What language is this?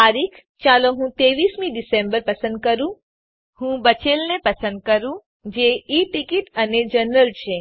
Gujarati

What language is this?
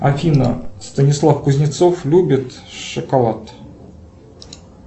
Russian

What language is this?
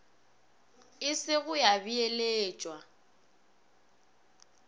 Northern Sotho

